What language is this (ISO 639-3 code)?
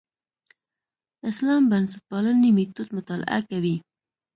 pus